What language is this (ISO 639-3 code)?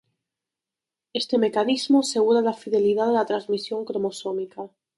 spa